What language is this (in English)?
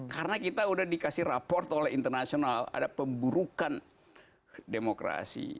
Indonesian